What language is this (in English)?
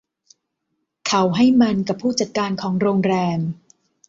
Thai